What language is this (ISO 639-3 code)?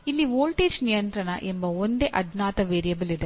kan